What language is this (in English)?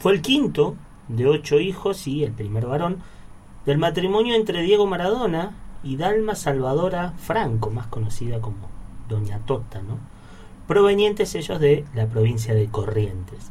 Spanish